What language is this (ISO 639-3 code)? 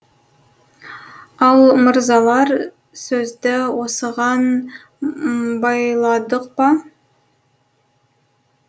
kaz